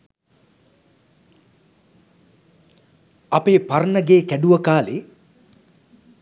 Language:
Sinhala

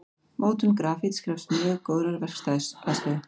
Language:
Icelandic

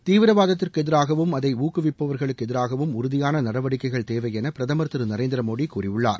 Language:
Tamil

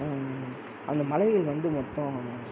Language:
Tamil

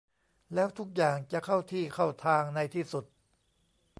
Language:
Thai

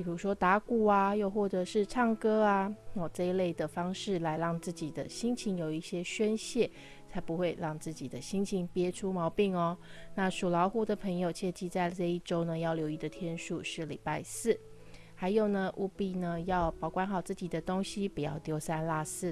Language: Chinese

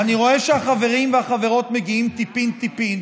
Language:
Hebrew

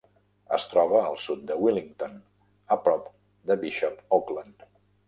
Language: Catalan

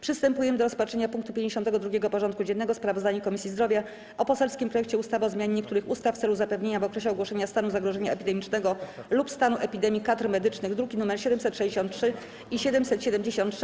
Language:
Polish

